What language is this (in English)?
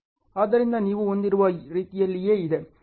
Kannada